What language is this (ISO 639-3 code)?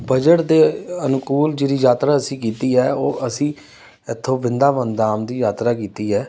pan